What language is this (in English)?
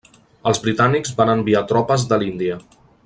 Catalan